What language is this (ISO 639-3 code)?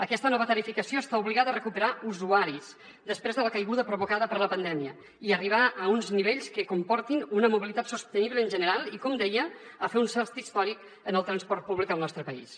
cat